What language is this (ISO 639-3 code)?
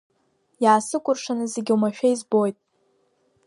abk